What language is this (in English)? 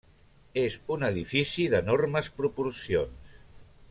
Catalan